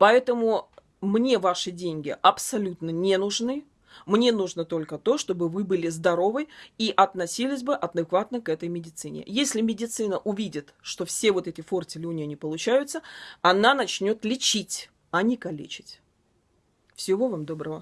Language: Russian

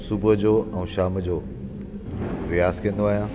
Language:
Sindhi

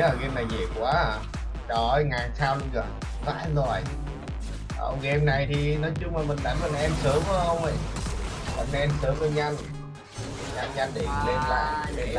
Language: Vietnamese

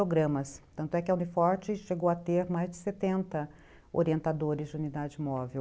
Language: Portuguese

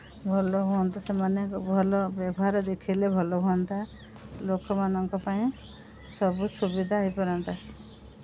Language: Odia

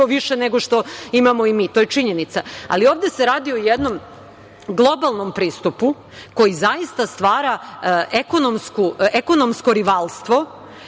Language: Serbian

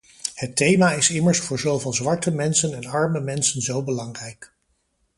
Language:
Dutch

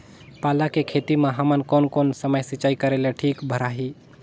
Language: Chhattisgarhi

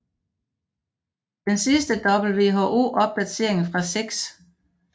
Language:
Danish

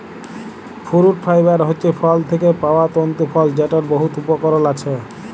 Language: Bangla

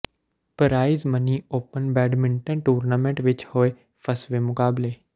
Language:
Punjabi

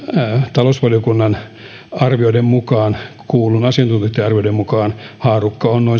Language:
Finnish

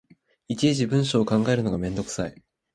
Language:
Japanese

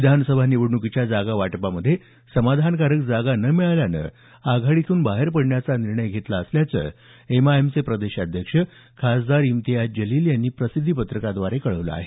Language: Marathi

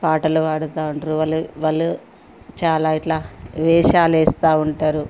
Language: Telugu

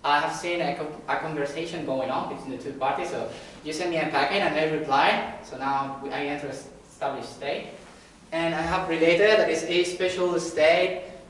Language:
English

